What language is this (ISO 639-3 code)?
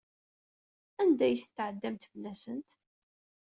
kab